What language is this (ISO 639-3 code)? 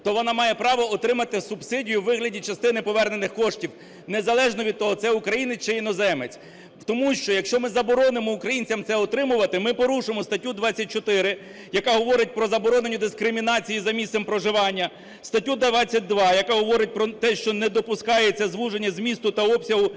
ukr